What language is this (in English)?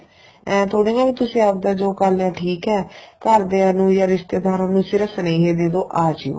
Punjabi